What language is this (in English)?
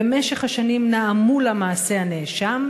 Hebrew